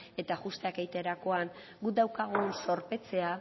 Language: Basque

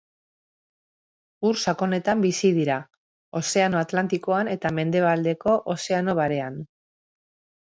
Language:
Basque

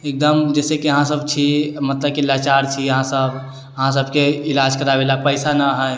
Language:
Maithili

